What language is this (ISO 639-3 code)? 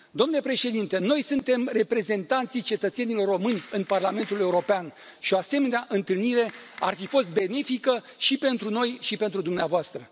ron